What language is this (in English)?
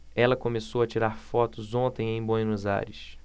Portuguese